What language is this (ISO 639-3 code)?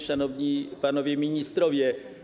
pol